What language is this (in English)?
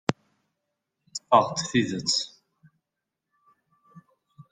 Kabyle